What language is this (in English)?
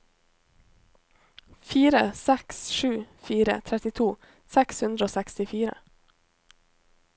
Norwegian